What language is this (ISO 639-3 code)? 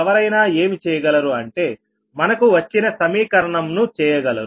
tel